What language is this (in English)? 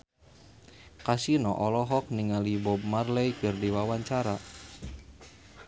Sundanese